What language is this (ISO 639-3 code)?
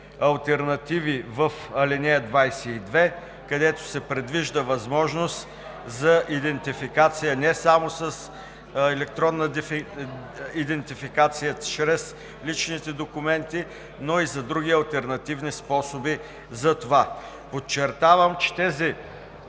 bul